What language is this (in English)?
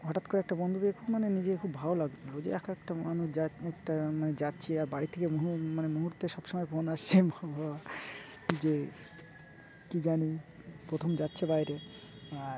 Bangla